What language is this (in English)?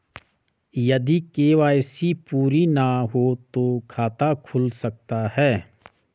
Hindi